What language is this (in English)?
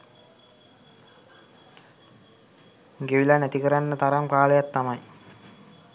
Sinhala